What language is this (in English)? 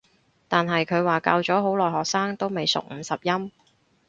Cantonese